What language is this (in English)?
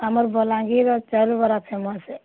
Odia